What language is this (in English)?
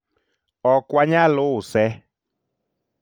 Luo (Kenya and Tanzania)